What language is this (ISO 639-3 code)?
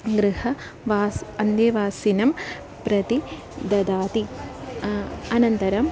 san